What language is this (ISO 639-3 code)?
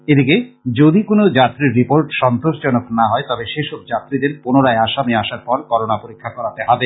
ben